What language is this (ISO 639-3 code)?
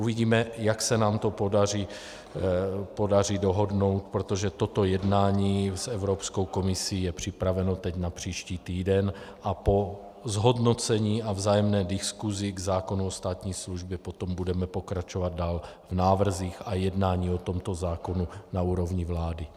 ces